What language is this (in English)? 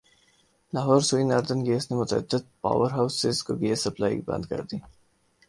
Urdu